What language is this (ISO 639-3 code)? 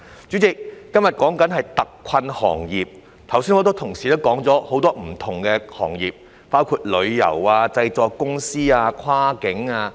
yue